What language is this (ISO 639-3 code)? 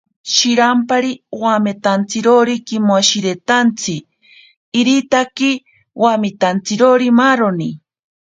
prq